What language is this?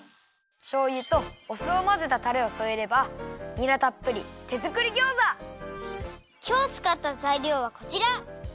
Japanese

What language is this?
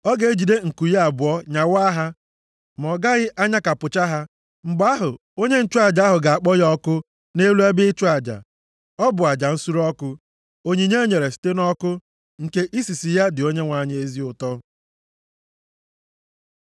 Igbo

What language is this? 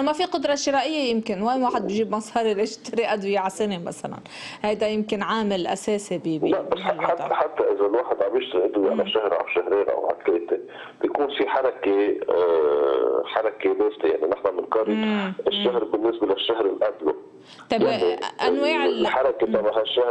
Arabic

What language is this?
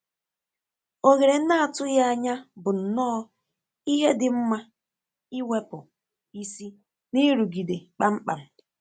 Igbo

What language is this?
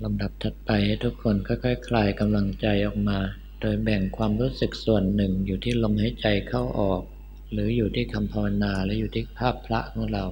Thai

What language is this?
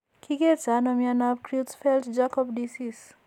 Kalenjin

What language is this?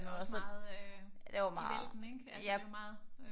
Danish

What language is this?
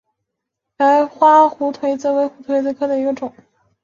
Chinese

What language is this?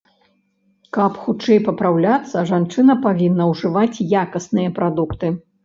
Belarusian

